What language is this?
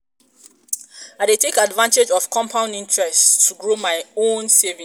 Nigerian Pidgin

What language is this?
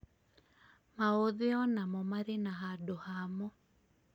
Kikuyu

